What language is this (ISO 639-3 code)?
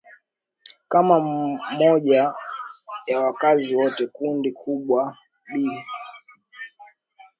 swa